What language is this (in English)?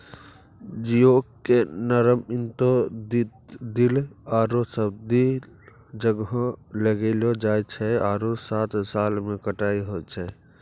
Maithili